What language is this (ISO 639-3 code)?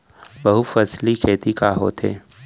hne